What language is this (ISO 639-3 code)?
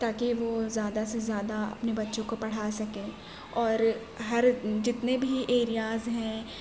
urd